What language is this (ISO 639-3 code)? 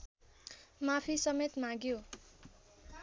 nep